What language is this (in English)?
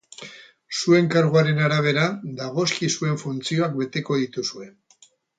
Basque